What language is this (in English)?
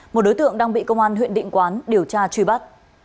Vietnamese